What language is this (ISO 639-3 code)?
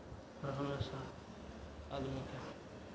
mai